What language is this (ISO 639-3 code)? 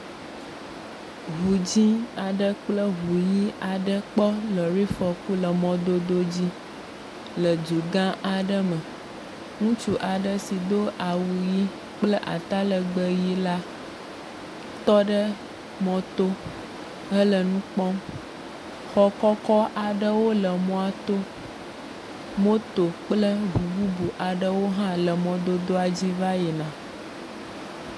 ewe